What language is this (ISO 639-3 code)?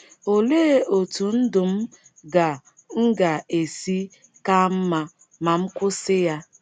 ibo